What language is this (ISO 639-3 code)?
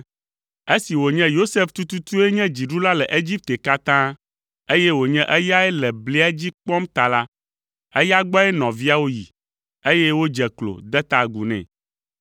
ewe